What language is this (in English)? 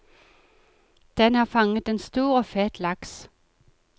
Norwegian